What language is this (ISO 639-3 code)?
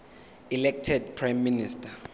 zul